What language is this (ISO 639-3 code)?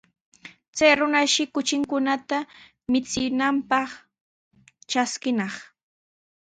qws